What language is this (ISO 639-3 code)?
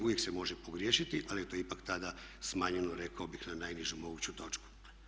hrv